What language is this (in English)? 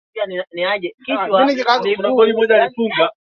Swahili